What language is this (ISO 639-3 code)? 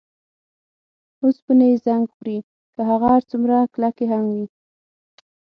pus